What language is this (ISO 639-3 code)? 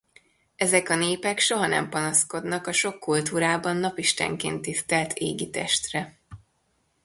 hun